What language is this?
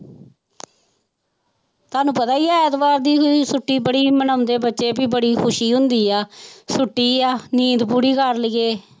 Punjabi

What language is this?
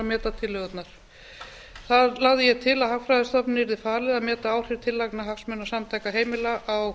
Icelandic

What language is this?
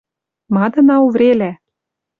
Western Mari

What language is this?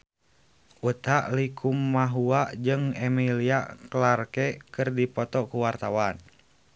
Sundanese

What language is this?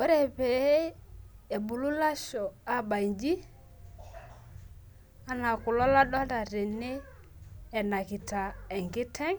Masai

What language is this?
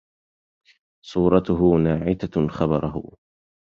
Arabic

